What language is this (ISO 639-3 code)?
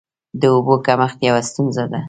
pus